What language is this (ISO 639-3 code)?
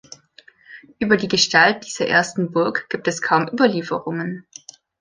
deu